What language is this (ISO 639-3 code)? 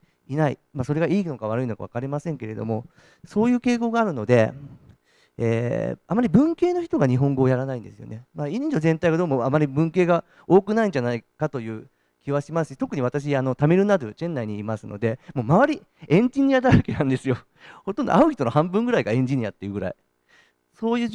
jpn